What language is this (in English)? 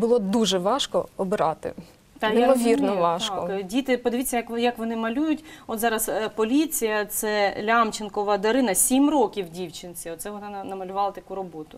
Ukrainian